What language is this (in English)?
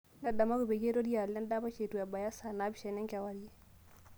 Masai